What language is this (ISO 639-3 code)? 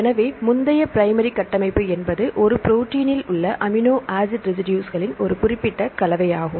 tam